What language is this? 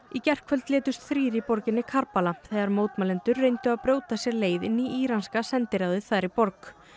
Icelandic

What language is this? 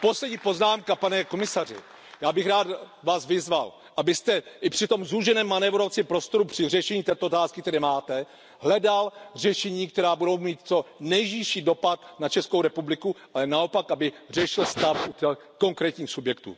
Czech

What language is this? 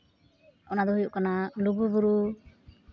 Santali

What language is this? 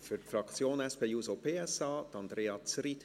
Swiss German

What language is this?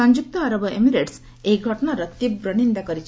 Odia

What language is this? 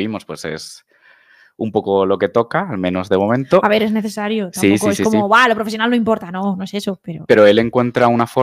Spanish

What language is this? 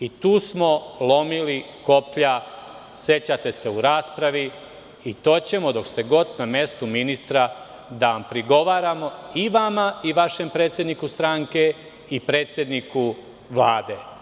Serbian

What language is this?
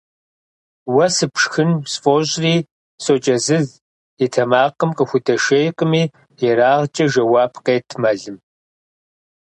Kabardian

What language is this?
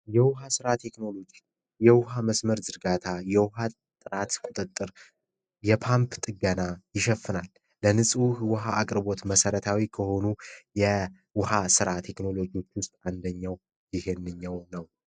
Amharic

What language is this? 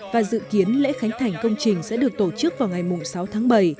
Vietnamese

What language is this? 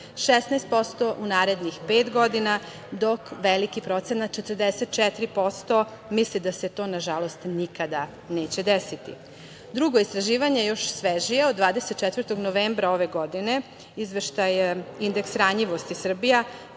Serbian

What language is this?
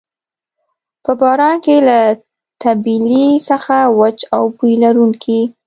Pashto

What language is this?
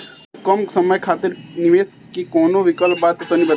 Bhojpuri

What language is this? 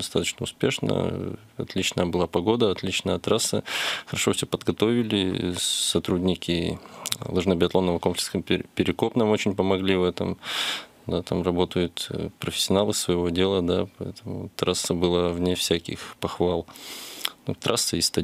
Russian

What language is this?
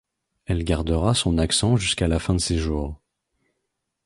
French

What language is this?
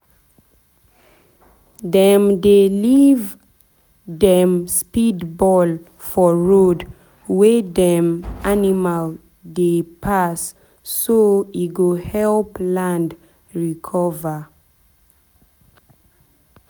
Nigerian Pidgin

